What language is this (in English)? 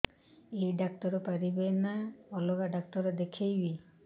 Odia